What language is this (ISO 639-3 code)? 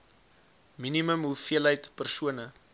afr